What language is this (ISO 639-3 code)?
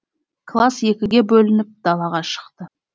kaz